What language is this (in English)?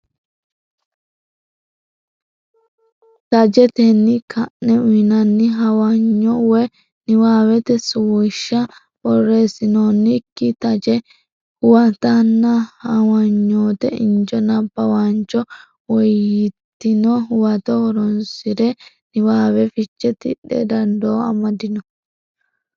Sidamo